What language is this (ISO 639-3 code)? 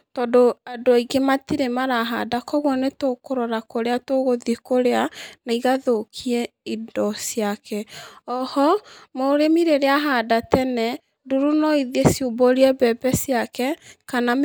kik